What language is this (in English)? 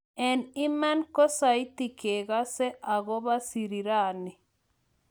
Kalenjin